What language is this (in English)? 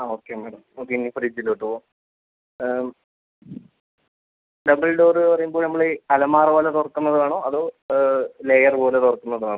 Malayalam